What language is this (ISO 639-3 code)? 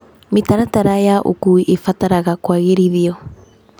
kik